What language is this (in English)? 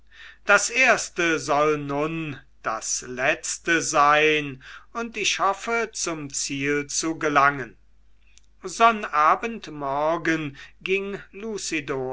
German